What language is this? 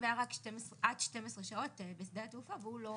Hebrew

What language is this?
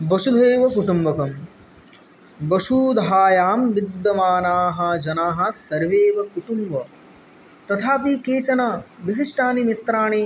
Sanskrit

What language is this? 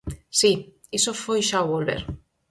Galician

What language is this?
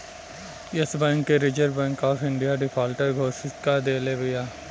Bhojpuri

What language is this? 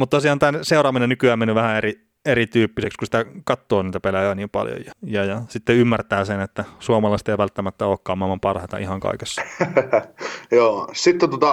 Finnish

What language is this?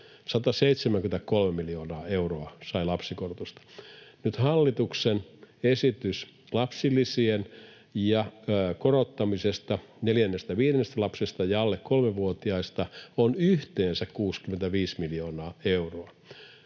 Finnish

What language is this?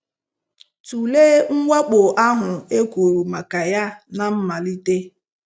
Igbo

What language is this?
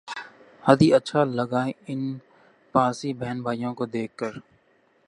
Urdu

